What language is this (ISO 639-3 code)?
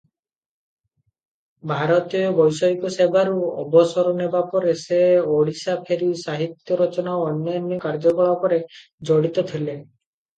ori